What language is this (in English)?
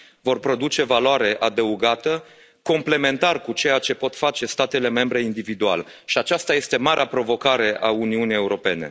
Romanian